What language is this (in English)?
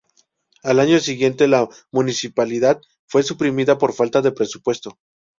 Spanish